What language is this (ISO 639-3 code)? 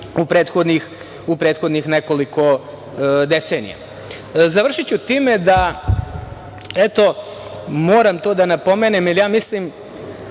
srp